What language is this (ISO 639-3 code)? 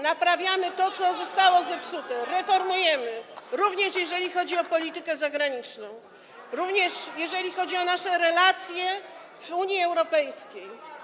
pol